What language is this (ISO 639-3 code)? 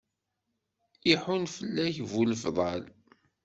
kab